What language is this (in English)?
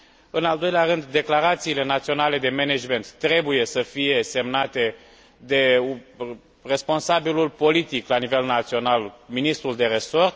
Romanian